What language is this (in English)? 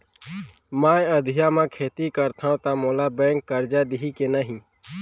Chhattisgarhi